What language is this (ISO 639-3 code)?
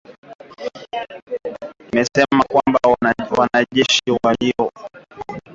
swa